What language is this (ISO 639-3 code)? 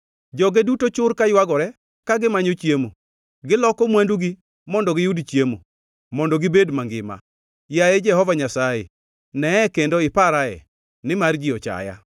luo